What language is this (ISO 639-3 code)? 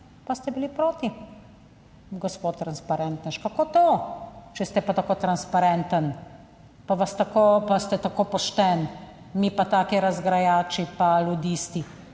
slv